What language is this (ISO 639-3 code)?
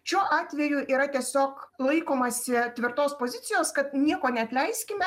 lit